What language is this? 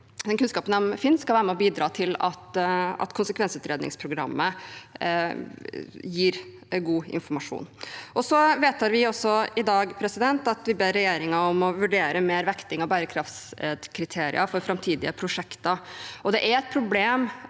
Norwegian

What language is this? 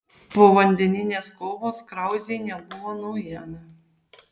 Lithuanian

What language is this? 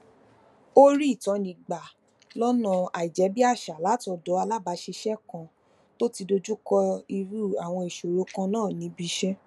Yoruba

